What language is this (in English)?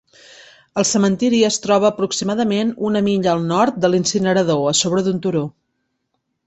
Catalan